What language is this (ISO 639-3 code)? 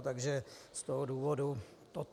ces